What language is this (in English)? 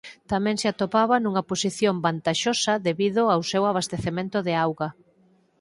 Galician